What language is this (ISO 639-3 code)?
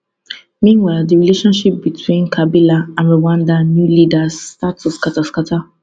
pcm